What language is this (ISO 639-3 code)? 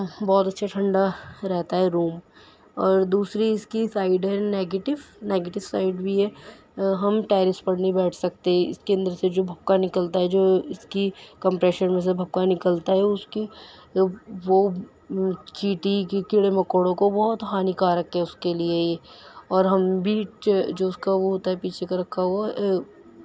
urd